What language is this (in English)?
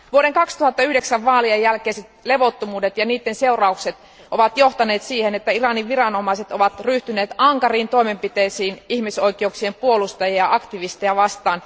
Finnish